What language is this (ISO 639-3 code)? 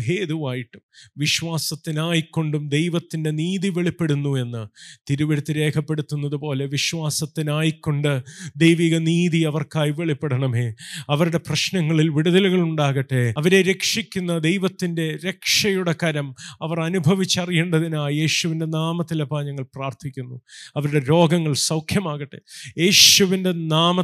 mal